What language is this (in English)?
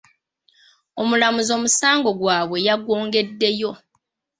Ganda